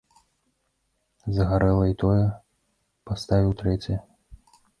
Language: Belarusian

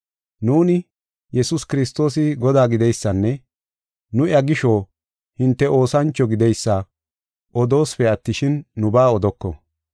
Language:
Gofa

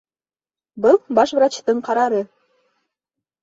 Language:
Bashkir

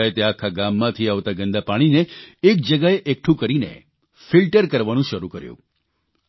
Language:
Gujarati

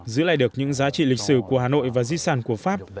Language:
Vietnamese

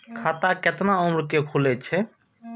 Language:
Maithili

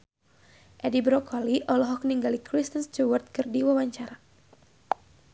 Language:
Sundanese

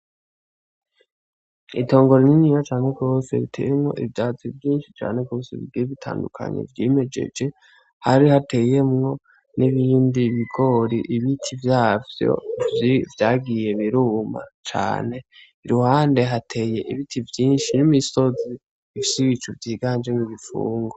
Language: Rundi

